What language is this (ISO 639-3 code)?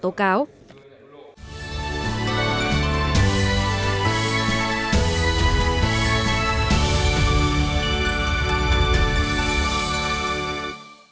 vie